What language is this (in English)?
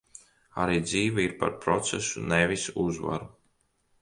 Latvian